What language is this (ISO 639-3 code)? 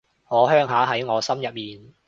yue